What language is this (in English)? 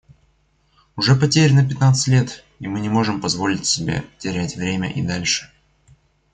Russian